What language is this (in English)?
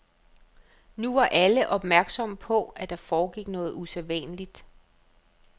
Danish